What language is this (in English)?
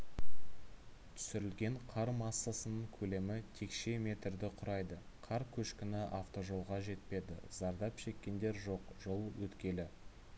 Kazakh